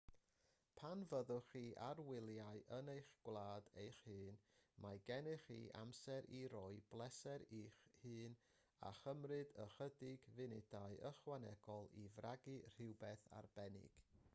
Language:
Welsh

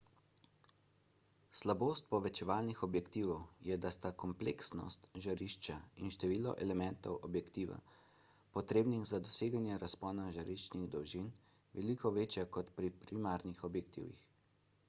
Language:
Slovenian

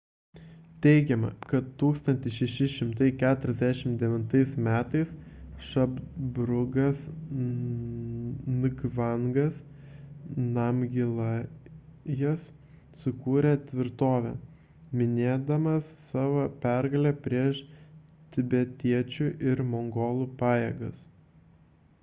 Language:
Lithuanian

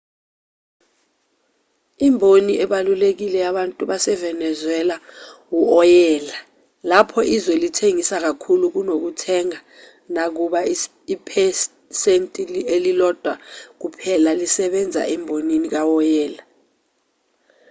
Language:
Zulu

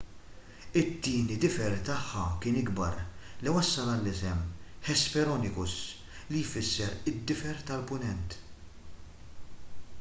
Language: Maltese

